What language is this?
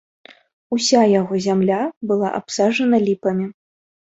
Belarusian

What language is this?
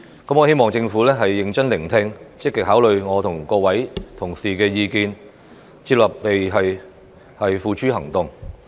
Cantonese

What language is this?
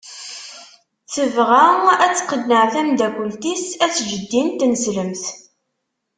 Kabyle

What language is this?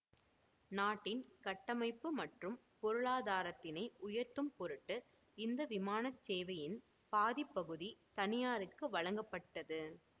Tamil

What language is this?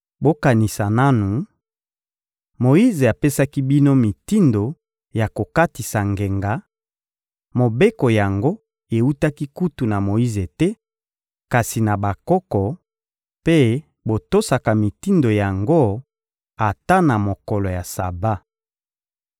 Lingala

